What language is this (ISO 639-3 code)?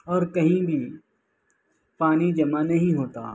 urd